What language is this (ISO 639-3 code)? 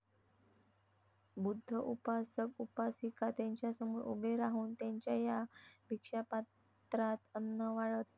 mar